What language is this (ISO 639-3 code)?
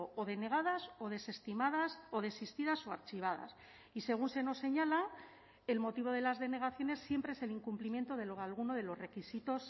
spa